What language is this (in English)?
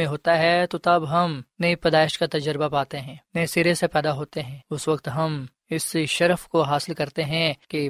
Urdu